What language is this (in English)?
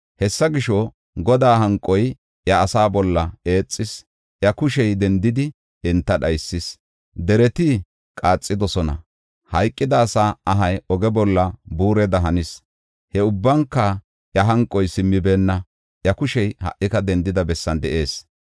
Gofa